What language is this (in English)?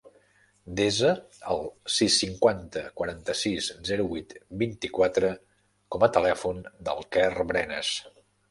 Catalan